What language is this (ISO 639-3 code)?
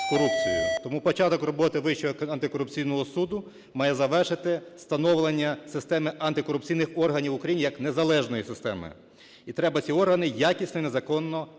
ukr